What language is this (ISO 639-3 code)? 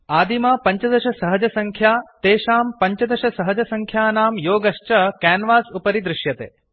san